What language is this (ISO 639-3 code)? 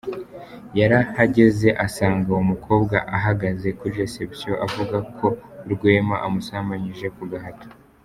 kin